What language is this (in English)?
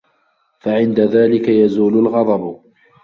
Arabic